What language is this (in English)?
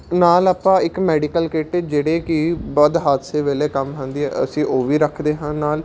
Punjabi